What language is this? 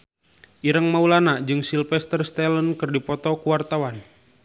Sundanese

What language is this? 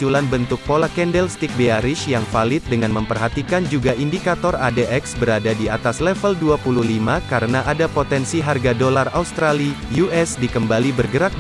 Indonesian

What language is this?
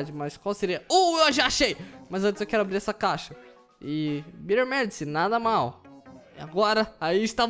Portuguese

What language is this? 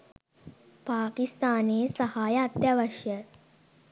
Sinhala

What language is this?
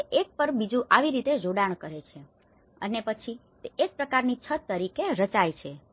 Gujarati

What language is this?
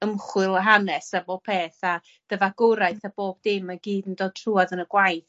Welsh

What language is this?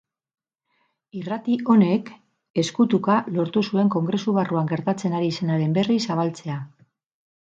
Basque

